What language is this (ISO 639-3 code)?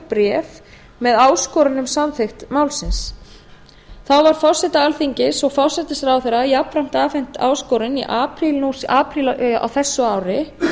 isl